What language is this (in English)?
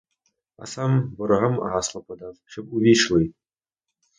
Ukrainian